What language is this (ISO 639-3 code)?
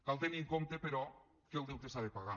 cat